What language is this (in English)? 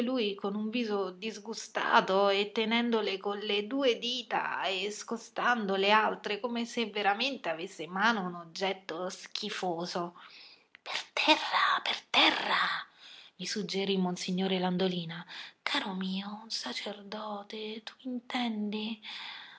Italian